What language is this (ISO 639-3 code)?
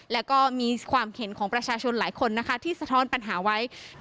tha